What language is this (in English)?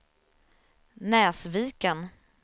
Swedish